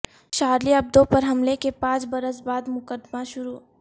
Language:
Urdu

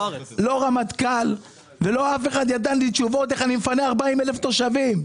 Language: Hebrew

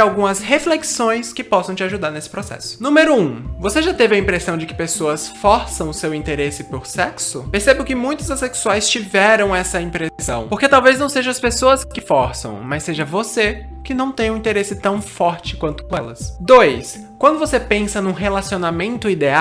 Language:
Portuguese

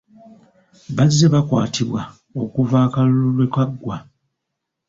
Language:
Ganda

